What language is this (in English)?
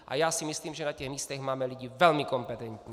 Czech